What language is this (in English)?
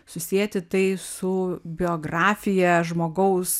Lithuanian